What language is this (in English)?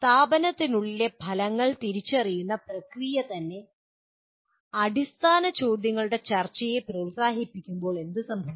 Malayalam